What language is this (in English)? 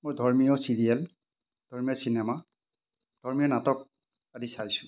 Assamese